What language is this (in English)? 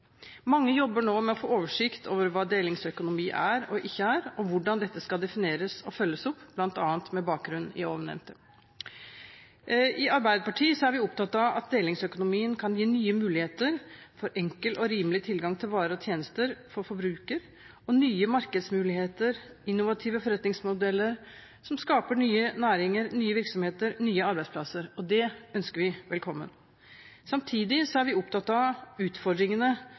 Norwegian Bokmål